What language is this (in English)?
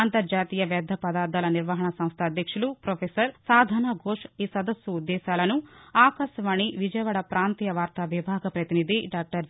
Telugu